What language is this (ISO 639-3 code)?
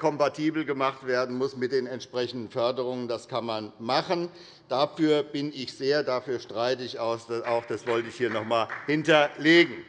deu